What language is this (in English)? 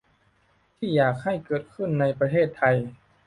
Thai